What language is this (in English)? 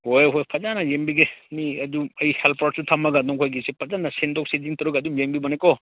Manipuri